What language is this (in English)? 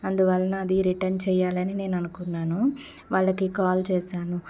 Telugu